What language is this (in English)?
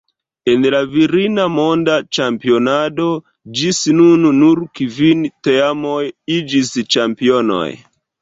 Esperanto